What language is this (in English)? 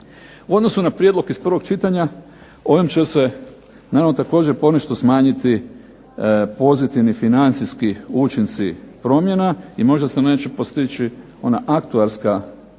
Croatian